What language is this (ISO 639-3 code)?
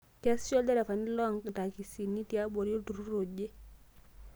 mas